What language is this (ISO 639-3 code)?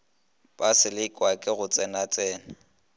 nso